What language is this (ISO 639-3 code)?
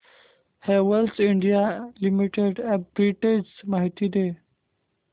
mar